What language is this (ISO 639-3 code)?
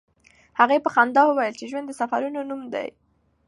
pus